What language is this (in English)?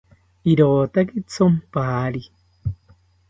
South Ucayali Ashéninka